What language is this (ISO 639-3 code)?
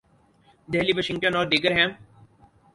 urd